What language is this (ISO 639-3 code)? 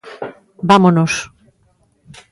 glg